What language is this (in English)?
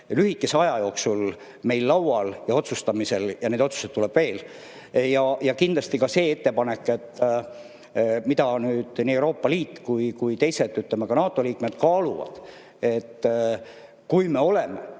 Estonian